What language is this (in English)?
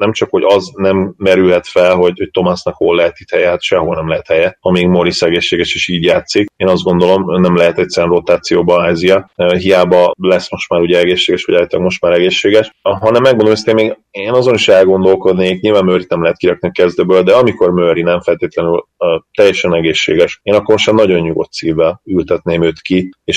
Hungarian